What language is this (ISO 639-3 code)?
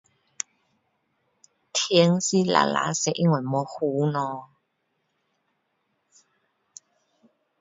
cdo